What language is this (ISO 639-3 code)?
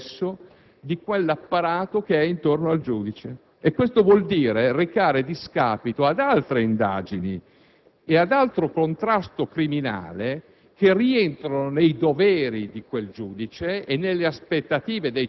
ita